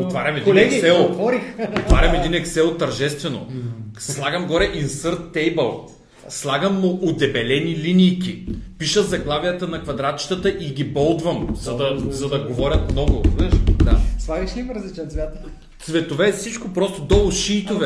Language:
Bulgarian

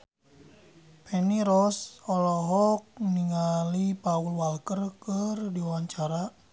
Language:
Sundanese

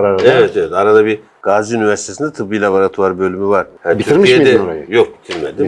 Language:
Turkish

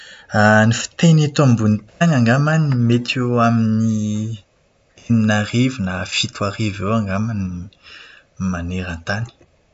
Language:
Malagasy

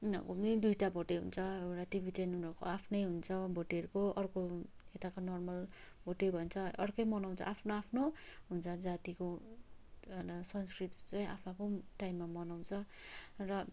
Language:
Nepali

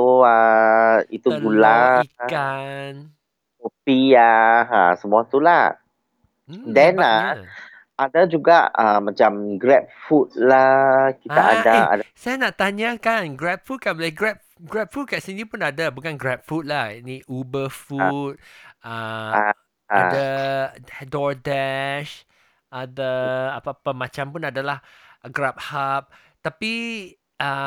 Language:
Malay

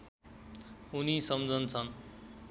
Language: Nepali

